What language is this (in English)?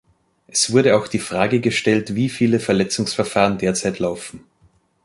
German